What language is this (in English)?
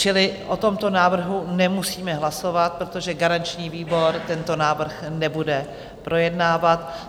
Czech